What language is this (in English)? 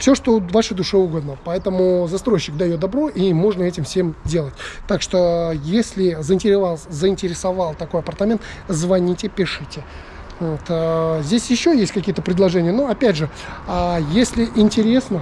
Russian